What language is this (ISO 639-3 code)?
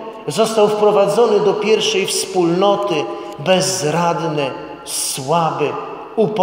pol